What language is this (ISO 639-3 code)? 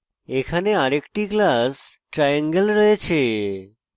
ben